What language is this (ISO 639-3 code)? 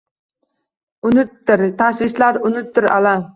uzb